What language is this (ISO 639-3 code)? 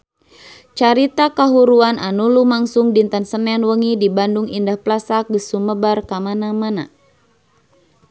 sun